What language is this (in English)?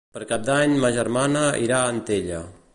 Catalan